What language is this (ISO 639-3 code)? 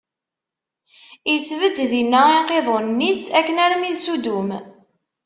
kab